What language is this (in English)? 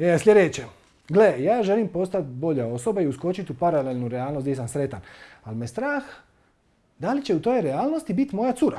Croatian